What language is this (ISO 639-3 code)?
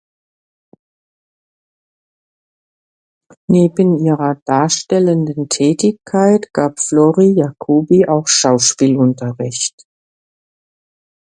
deu